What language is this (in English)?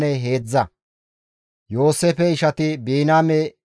Gamo